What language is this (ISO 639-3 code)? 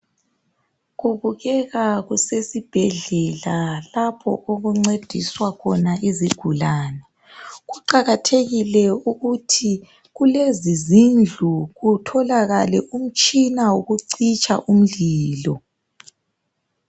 nde